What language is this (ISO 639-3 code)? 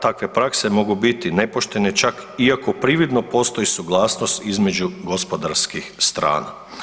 hrv